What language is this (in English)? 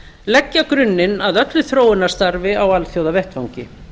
Icelandic